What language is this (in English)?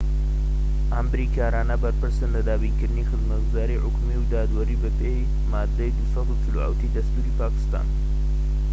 Central Kurdish